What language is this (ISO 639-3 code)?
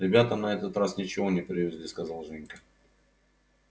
rus